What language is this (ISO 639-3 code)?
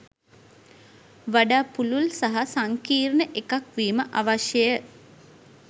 sin